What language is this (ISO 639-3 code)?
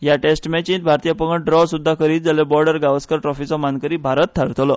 kok